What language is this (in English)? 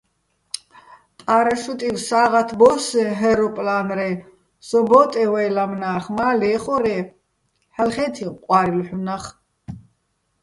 Bats